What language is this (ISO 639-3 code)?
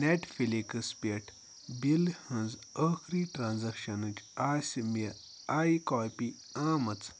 kas